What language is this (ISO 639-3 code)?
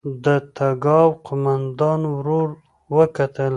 pus